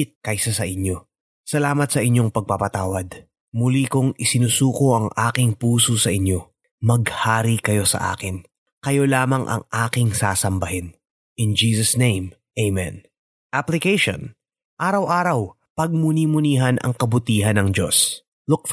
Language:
Filipino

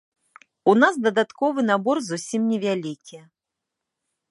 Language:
Belarusian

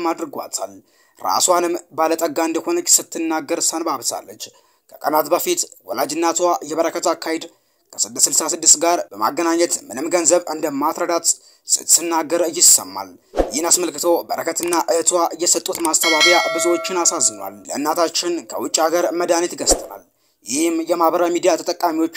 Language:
Arabic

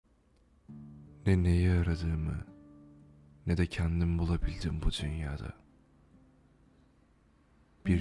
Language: Turkish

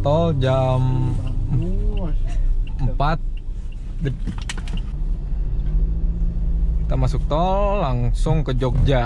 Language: Indonesian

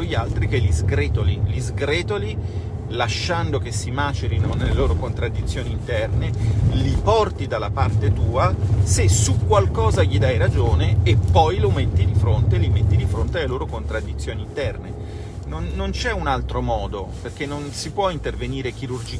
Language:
Italian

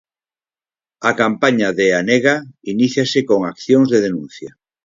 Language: Galician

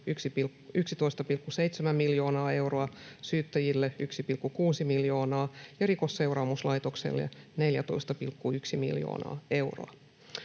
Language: Finnish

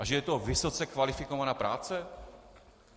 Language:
Czech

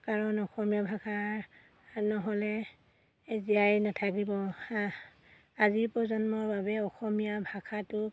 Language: Assamese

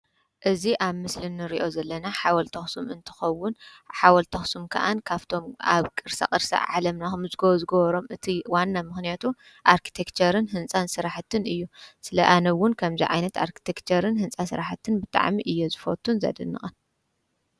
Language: Tigrinya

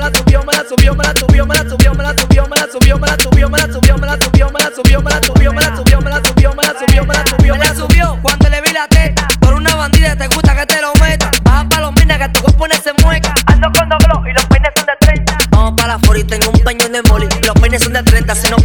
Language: Ukrainian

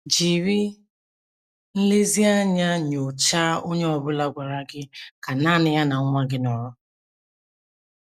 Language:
Igbo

